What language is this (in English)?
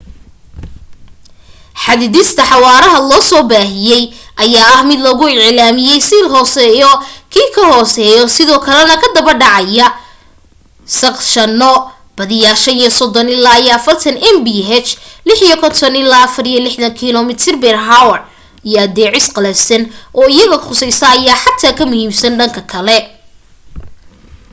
Somali